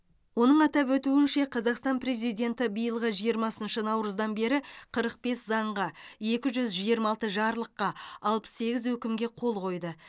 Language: Kazakh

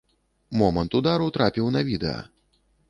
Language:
Belarusian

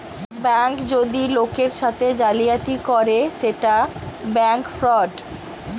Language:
Bangla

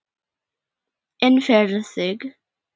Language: Icelandic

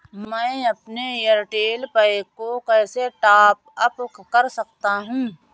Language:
Hindi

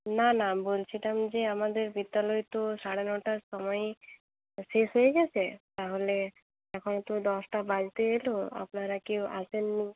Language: Bangla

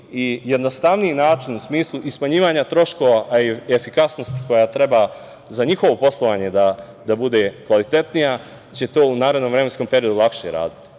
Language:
Serbian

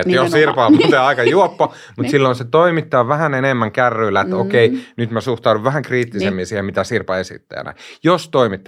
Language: Finnish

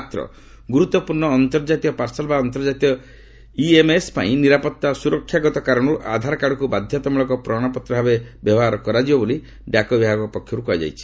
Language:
Odia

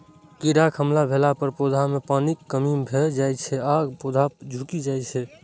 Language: Maithili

